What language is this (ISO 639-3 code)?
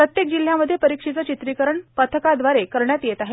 mar